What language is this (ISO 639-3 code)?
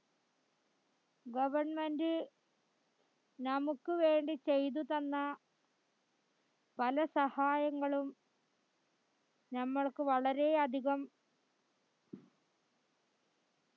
mal